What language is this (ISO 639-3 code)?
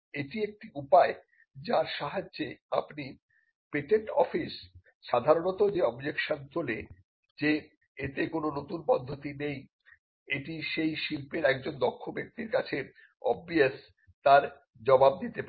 ben